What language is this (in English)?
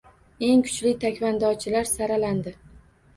Uzbek